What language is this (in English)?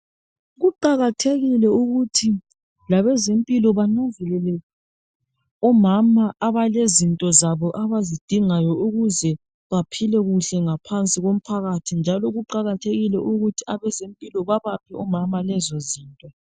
North Ndebele